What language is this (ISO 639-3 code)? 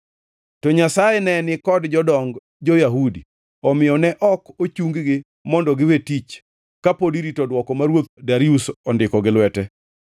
luo